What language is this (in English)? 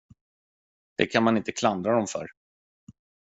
Swedish